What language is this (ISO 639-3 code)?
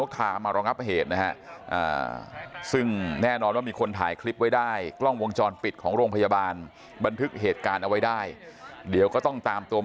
tha